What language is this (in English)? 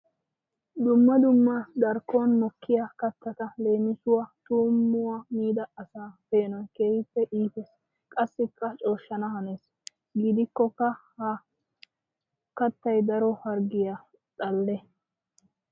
Wolaytta